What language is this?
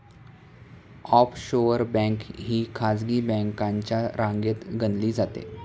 Marathi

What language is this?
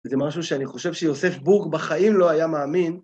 Hebrew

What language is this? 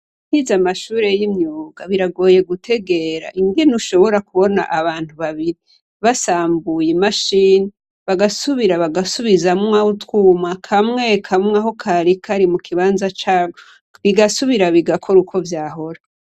Rundi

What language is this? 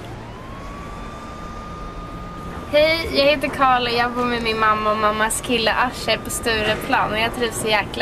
Swedish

